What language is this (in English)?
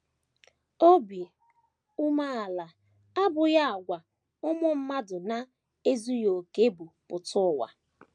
Igbo